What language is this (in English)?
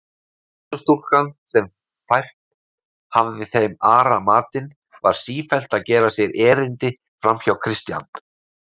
Icelandic